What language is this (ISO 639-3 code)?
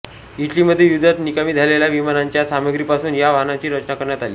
mar